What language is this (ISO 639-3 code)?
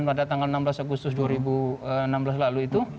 ind